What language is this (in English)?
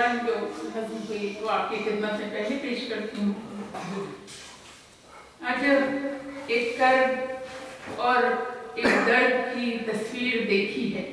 Urdu